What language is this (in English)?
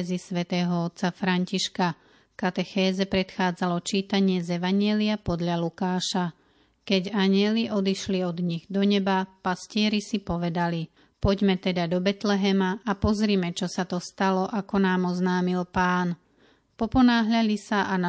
Slovak